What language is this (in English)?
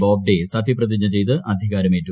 Malayalam